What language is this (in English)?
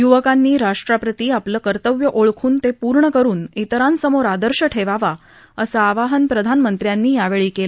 Marathi